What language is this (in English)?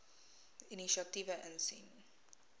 Afrikaans